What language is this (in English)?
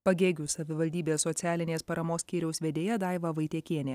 Lithuanian